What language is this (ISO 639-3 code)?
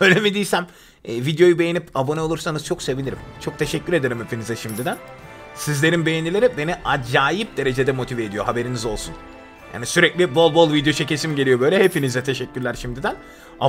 tur